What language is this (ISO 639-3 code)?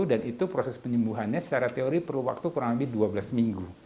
ind